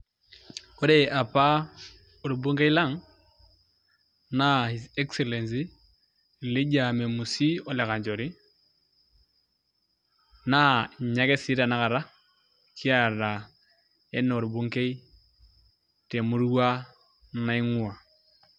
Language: Masai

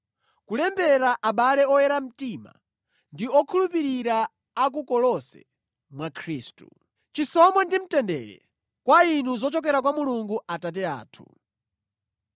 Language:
Nyanja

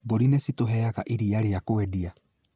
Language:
Kikuyu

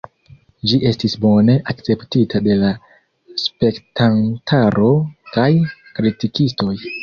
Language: Esperanto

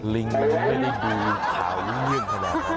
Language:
Thai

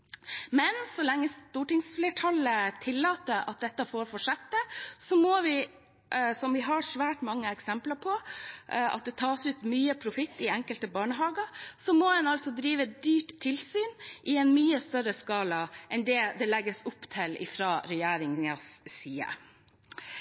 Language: Norwegian Bokmål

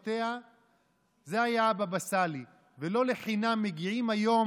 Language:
Hebrew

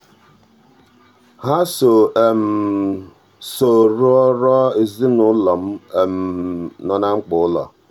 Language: Igbo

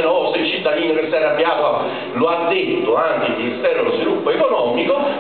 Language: Italian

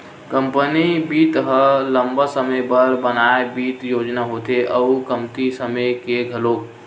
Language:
Chhattisgarhi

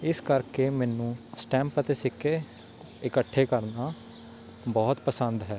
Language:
Punjabi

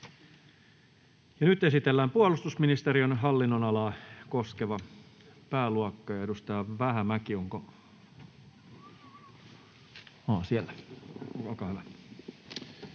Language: Finnish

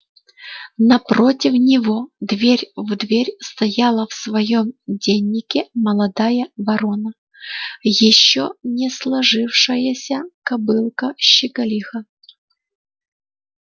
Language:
Russian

